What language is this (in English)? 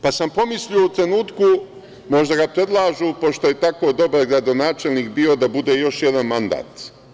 Serbian